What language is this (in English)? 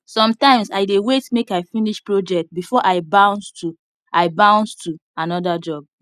Nigerian Pidgin